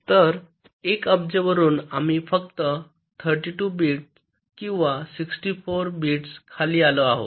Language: Marathi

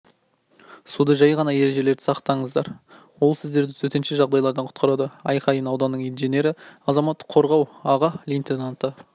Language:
Kazakh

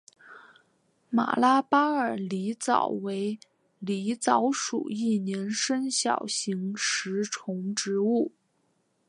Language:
Chinese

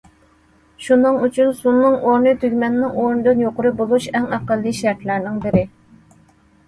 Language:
Uyghur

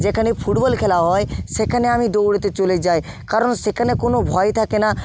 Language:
Bangla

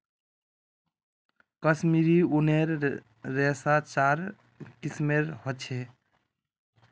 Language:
Magahi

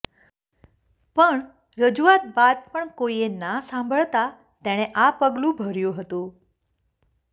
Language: Gujarati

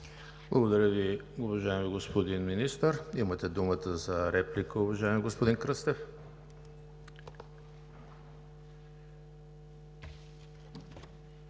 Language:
Bulgarian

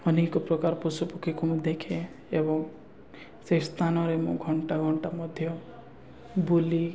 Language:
Odia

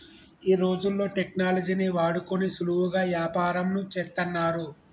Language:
Telugu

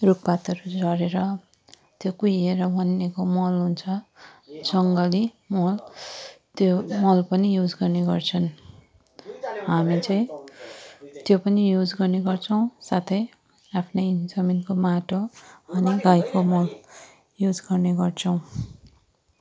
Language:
Nepali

